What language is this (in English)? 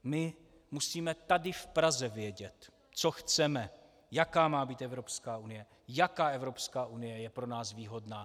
Czech